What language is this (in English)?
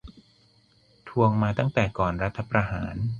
Thai